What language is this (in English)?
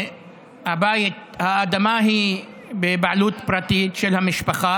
Hebrew